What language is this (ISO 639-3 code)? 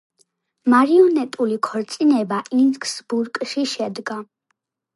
kat